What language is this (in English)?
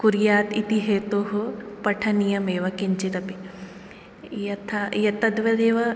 Sanskrit